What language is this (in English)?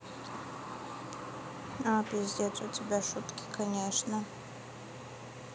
Russian